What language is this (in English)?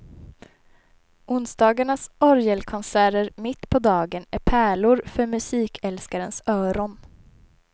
Swedish